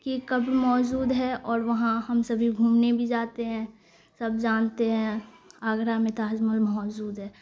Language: Urdu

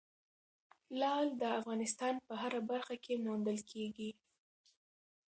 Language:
Pashto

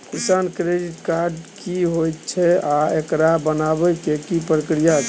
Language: Maithili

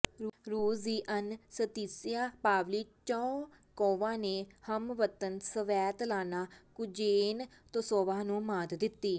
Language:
Punjabi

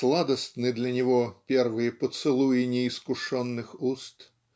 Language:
Russian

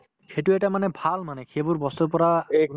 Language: Assamese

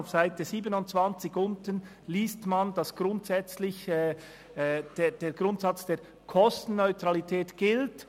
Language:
Swiss German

